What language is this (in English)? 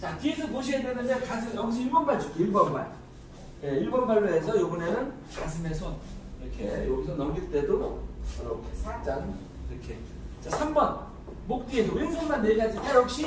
Korean